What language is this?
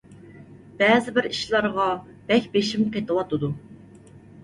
Uyghur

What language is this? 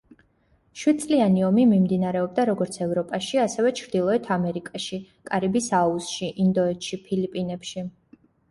Georgian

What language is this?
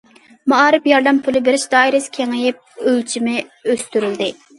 Uyghur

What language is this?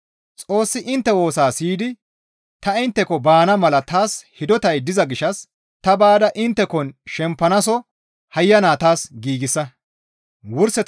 Gamo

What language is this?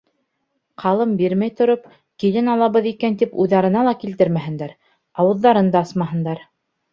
Bashkir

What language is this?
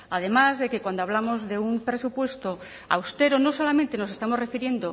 Spanish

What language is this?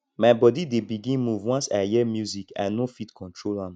Nigerian Pidgin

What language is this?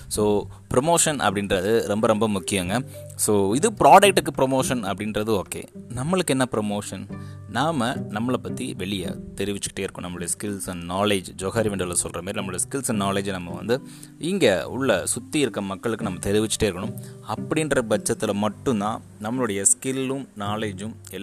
Tamil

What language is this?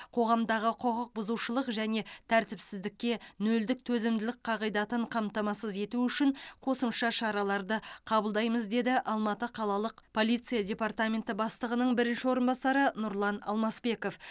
Kazakh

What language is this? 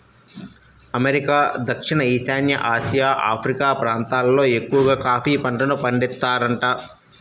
Telugu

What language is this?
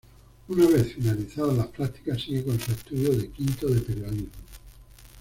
Spanish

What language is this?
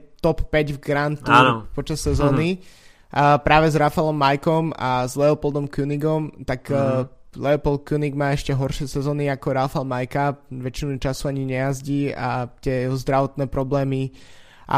Slovak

